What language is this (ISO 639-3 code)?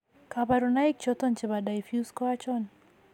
kln